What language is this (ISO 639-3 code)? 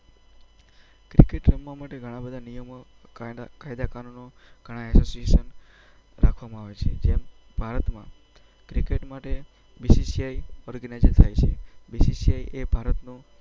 guj